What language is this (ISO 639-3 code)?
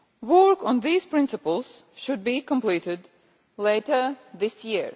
eng